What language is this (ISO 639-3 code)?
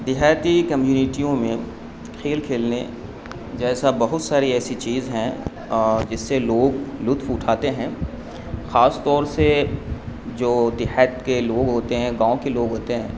urd